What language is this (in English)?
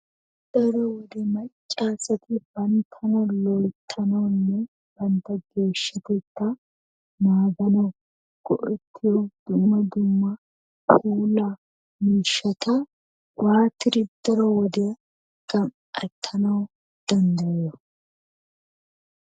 Wolaytta